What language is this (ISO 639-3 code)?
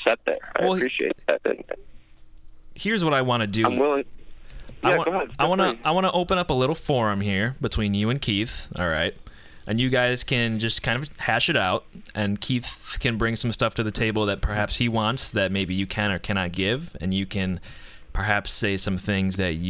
eng